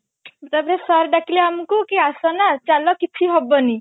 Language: Odia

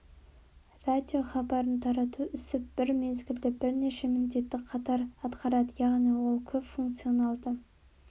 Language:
Kazakh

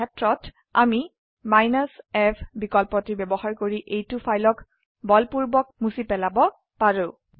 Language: Assamese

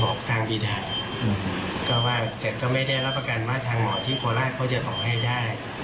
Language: Thai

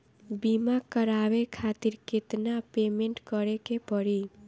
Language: Bhojpuri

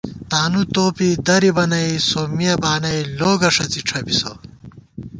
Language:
Gawar-Bati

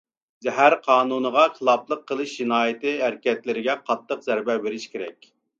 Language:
Uyghur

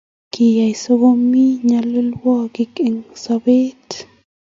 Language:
Kalenjin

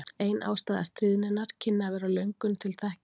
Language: Icelandic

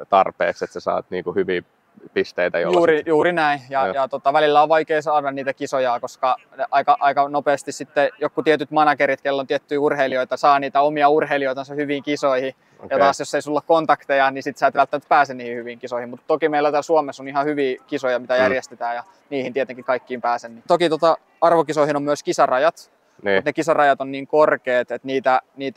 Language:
Finnish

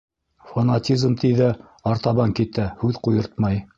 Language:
Bashkir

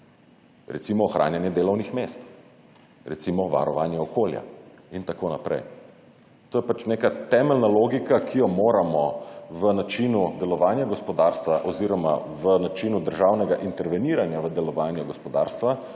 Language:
Slovenian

